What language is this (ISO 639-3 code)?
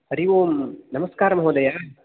san